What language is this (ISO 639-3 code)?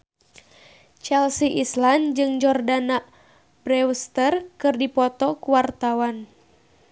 sun